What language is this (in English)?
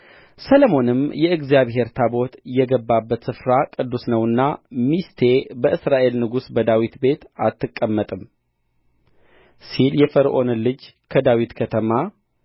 Amharic